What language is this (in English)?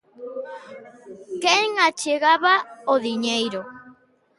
Galician